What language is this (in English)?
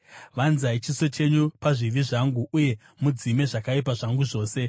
Shona